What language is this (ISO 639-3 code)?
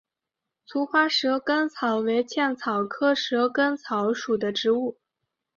zho